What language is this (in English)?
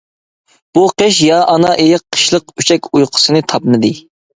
Uyghur